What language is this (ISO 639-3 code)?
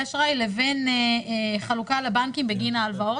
heb